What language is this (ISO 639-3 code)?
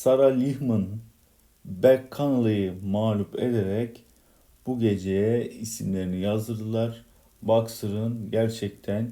tur